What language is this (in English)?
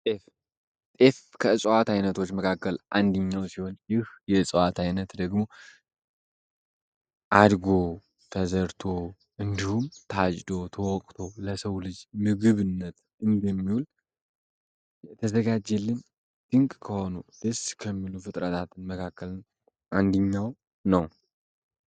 Amharic